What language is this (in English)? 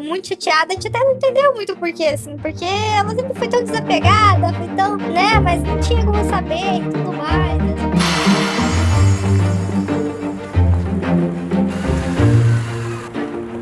Portuguese